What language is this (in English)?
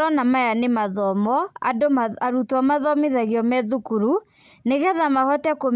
Kikuyu